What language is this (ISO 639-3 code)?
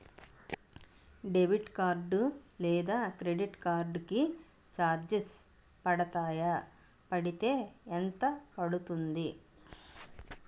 tel